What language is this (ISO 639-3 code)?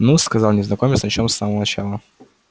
rus